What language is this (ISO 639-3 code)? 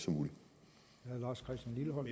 dan